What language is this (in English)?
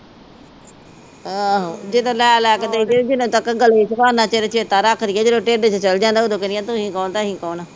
Punjabi